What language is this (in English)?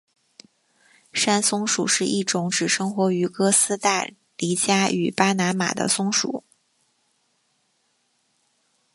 Chinese